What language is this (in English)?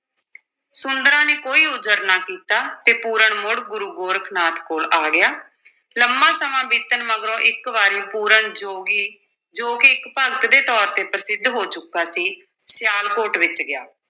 Punjabi